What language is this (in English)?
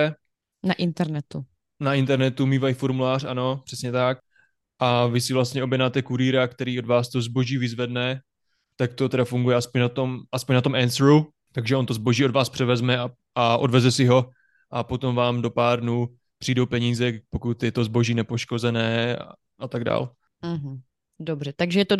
Czech